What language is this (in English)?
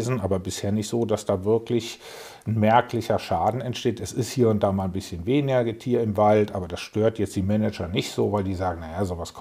German